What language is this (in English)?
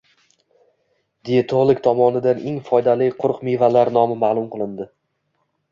Uzbek